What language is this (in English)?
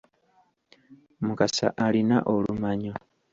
Ganda